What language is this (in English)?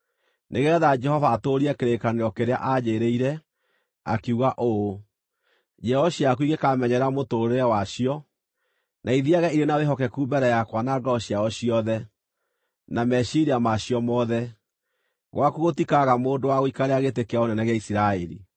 Kikuyu